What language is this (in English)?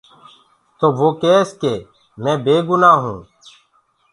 Gurgula